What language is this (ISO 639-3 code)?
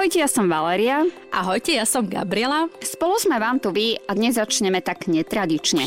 slk